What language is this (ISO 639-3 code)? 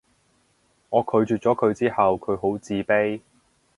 yue